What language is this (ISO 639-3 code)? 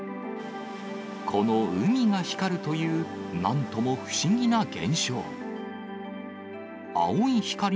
jpn